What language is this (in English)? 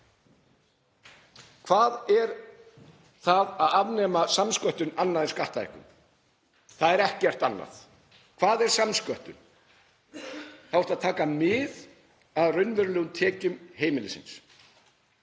Icelandic